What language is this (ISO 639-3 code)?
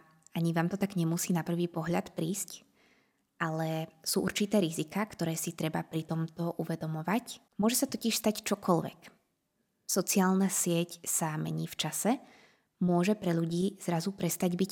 slk